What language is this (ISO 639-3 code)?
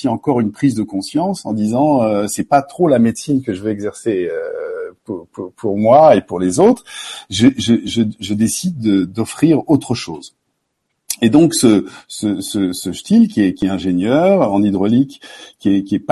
fra